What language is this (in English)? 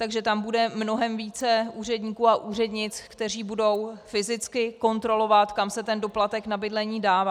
Czech